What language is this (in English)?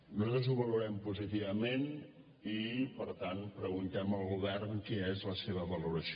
Catalan